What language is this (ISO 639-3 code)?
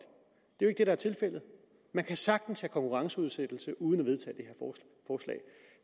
dan